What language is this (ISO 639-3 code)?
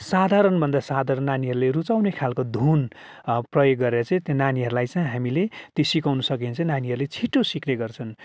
nep